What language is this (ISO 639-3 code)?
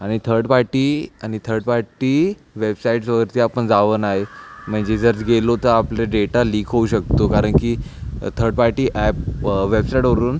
mar